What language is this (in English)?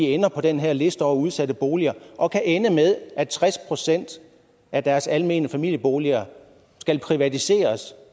Danish